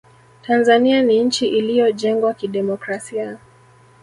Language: Swahili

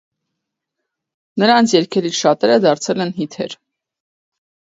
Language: Armenian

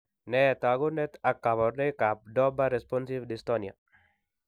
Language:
Kalenjin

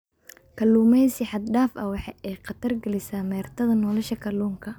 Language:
Somali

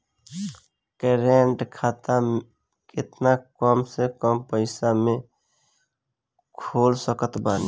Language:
Bhojpuri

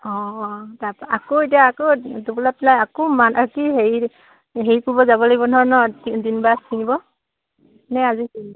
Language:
Assamese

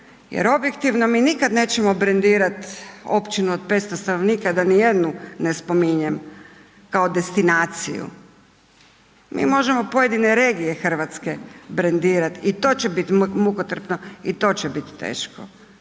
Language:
Croatian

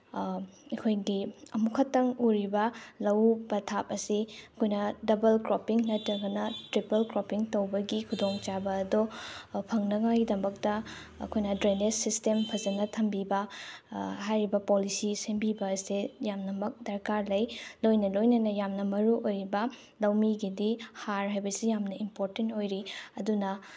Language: Manipuri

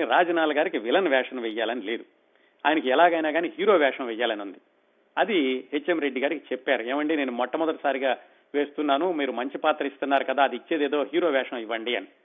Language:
Telugu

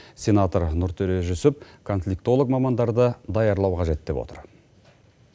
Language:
Kazakh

